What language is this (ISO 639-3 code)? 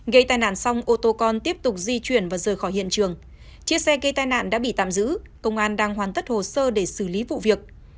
vie